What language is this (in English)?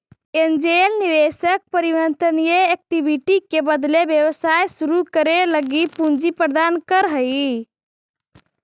Magahi